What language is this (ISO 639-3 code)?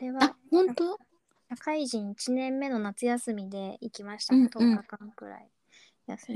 jpn